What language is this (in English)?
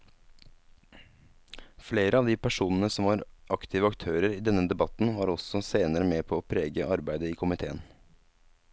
Norwegian